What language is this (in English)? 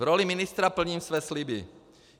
Czech